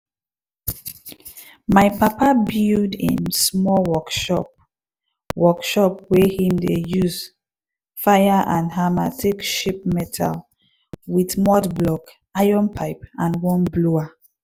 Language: Nigerian Pidgin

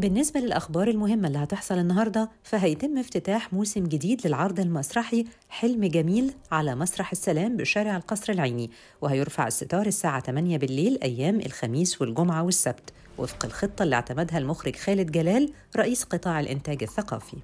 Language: Arabic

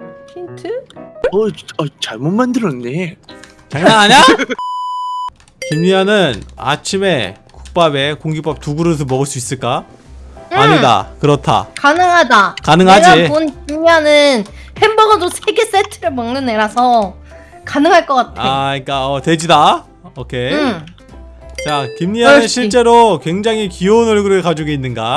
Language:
Korean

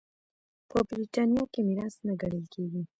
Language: Pashto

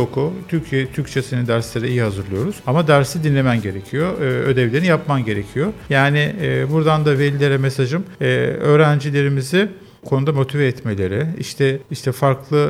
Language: Turkish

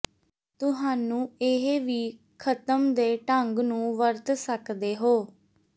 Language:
Punjabi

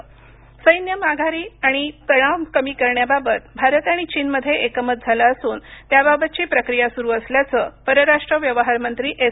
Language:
Marathi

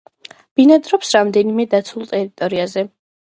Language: Georgian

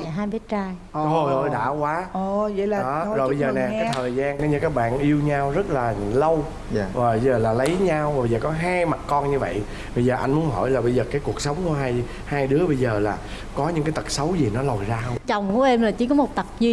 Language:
Vietnamese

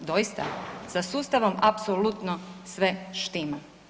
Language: Croatian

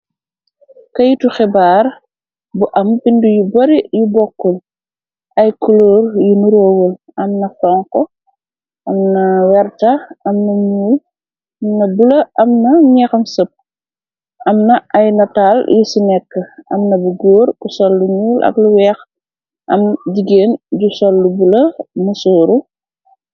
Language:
Wolof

